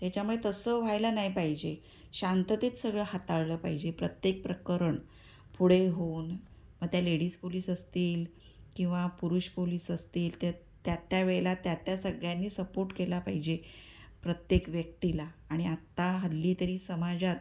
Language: Marathi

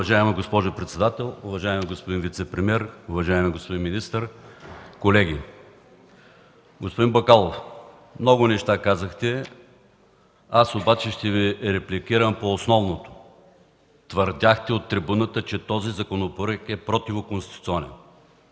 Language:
Bulgarian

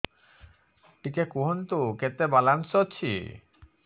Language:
Odia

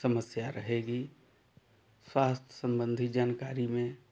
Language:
Hindi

